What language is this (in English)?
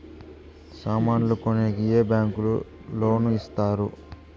Telugu